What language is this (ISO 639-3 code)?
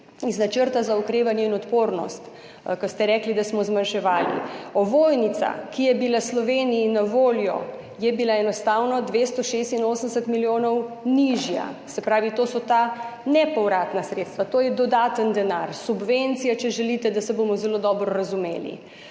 slv